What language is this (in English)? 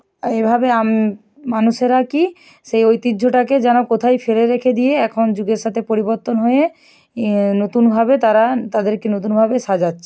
Bangla